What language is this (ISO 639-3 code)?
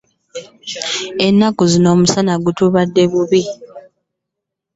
lug